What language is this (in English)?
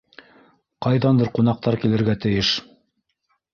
Bashkir